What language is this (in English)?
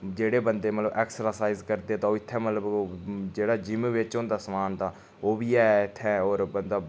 Dogri